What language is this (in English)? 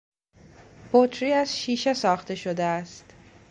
Persian